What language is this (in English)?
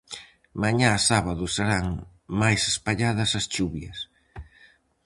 Galician